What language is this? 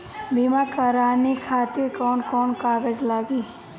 Bhojpuri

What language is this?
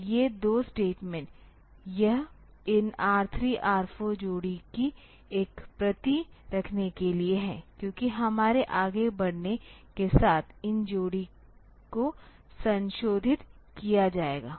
Hindi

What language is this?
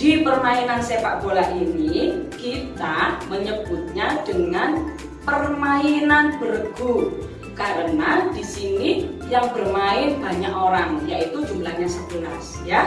Indonesian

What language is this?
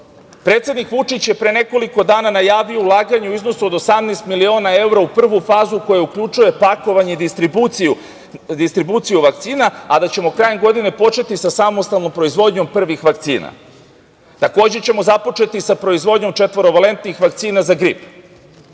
Serbian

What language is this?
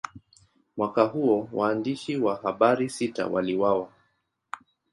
Swahili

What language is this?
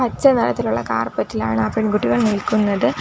Malayalam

